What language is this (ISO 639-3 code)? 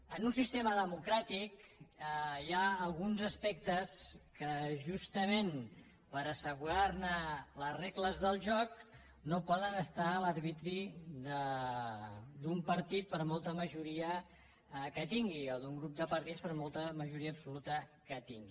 cat